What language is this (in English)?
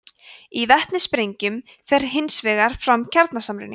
Icelandic